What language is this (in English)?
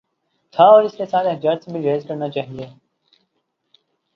Urdu